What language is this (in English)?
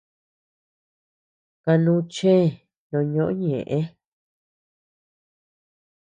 Tepeuxila Cuicatec